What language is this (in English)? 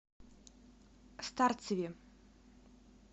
Russian